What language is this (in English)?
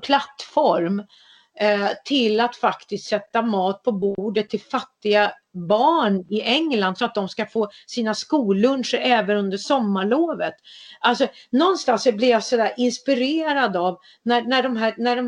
Swedish